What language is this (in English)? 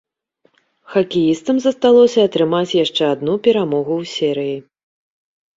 Belarusian